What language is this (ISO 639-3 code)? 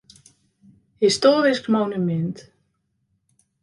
fry